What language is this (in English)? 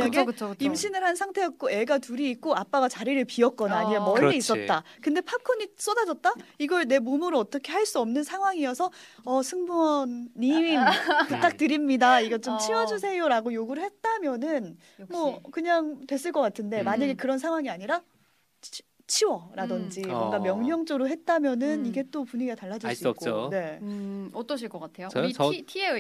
Korean